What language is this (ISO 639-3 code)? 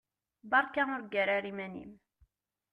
kab